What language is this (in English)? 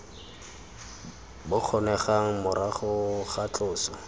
Tswana